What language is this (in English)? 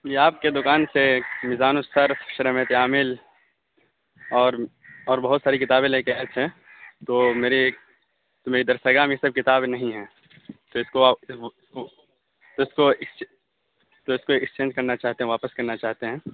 Urdu